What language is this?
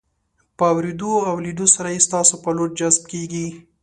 Pashto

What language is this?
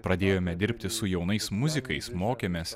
Lithuanian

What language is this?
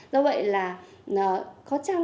Vietnamese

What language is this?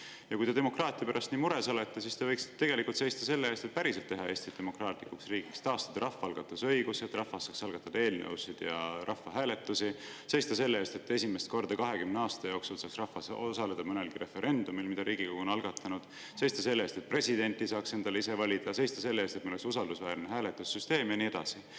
Estonian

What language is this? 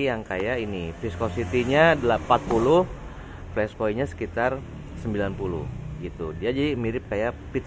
Indonesian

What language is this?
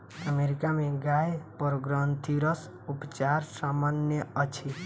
Maithili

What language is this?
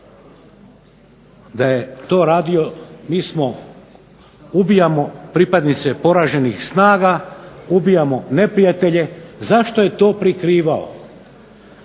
Croatian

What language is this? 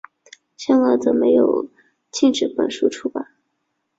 Chinese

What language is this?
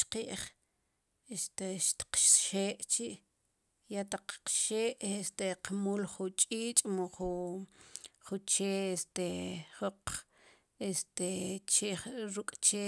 Sipacapense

